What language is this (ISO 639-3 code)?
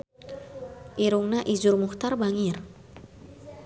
sun